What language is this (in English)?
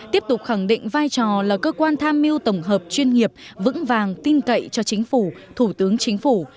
Vietnamese